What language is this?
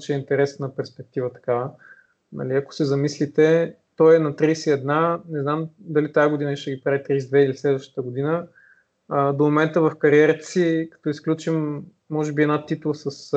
Bulgarian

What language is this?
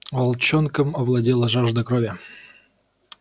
Russian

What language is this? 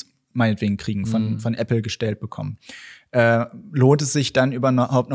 German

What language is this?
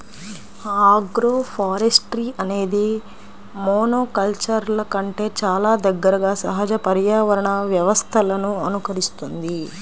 Telugu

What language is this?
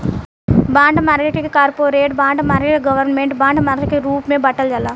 Bhojpuri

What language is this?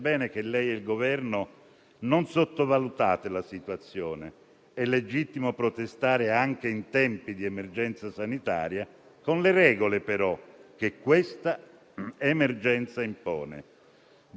Italian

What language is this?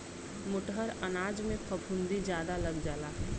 Bhojpuri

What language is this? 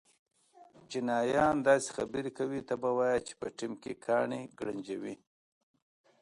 Pashto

